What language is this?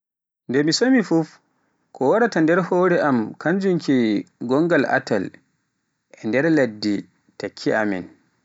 Pular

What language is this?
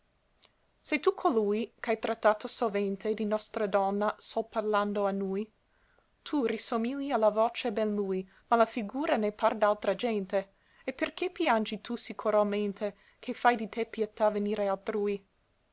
Italian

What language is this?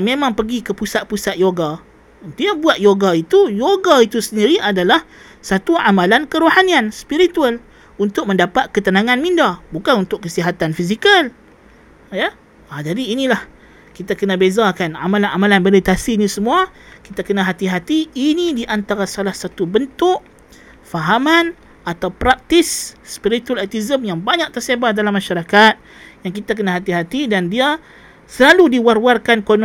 Malay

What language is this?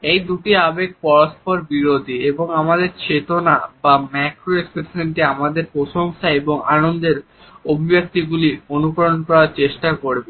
Bangla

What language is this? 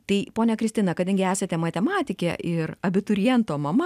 Lithuanian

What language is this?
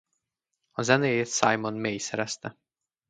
Hungarian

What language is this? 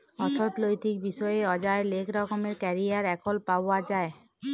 Bangla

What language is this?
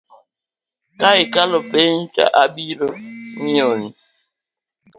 Luo (Kenya and Tanzania)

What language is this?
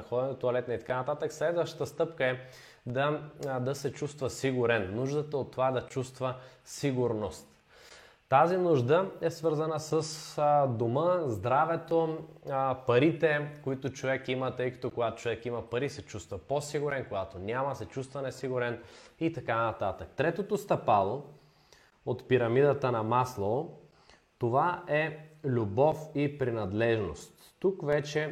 Bulgarian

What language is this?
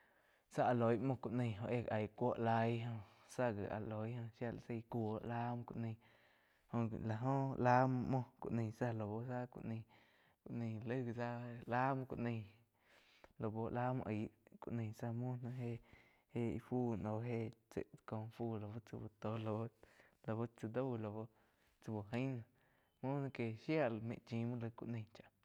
Quiotepec Chinantec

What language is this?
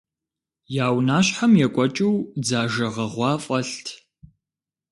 Kabardian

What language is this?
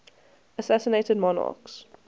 English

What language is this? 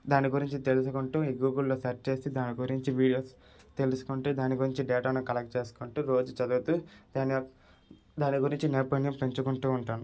Telugu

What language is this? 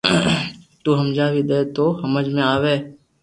Loarki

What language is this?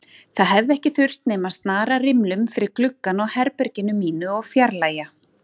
Icelandic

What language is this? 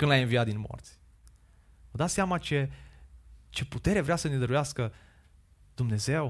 Romanian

